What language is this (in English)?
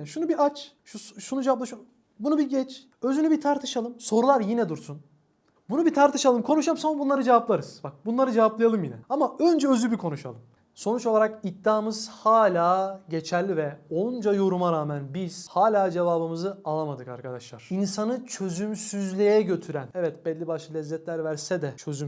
Turkish